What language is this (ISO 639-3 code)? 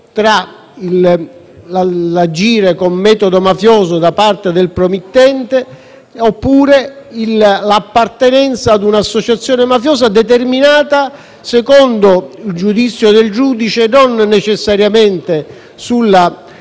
ita